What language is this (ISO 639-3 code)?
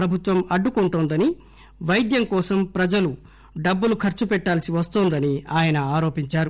tel